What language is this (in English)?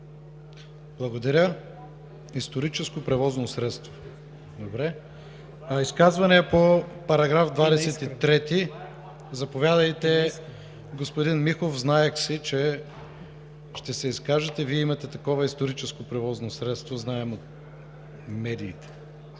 Bulgarian